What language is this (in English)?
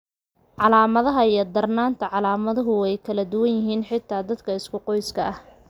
Somali